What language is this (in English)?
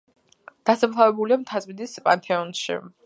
Georgian